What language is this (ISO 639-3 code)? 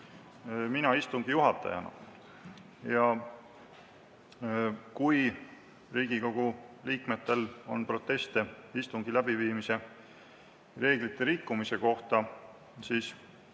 est